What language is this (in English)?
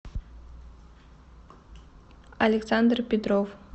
Russian